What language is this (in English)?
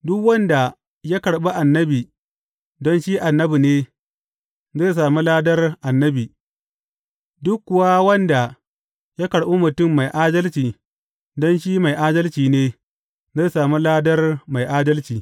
Hausa